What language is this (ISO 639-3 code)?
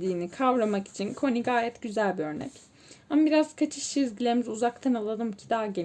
tur